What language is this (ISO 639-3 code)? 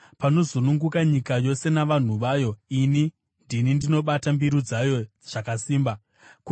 sna